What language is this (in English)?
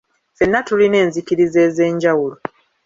Ganda